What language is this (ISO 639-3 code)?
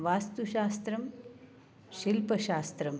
san